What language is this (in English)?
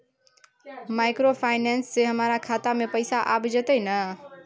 Maithili